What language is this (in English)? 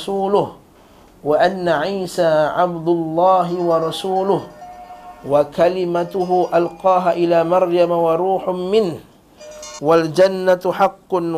Malay